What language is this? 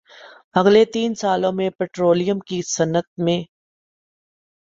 Urdu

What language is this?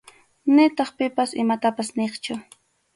Arequipa-La Unión Quechua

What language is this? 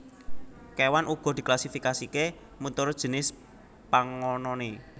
Javanese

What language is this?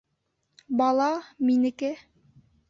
Bashkir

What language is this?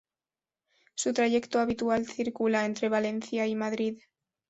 Spanish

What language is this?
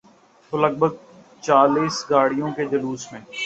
Urdu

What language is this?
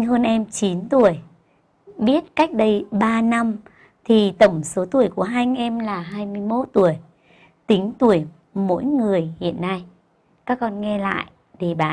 Vietnamese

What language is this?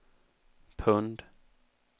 Swedish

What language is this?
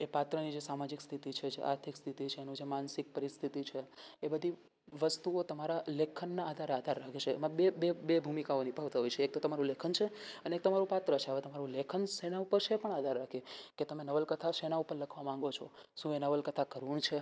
Gujarati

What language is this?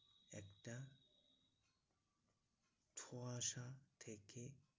Bangla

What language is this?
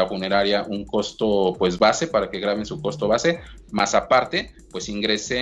Spanish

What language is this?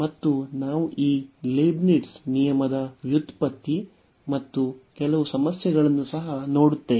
Kannada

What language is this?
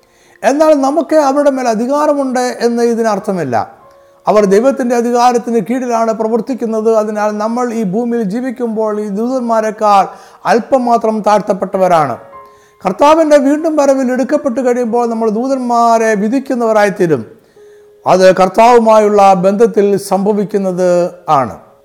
Malayalam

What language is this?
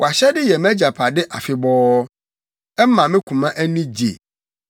Akan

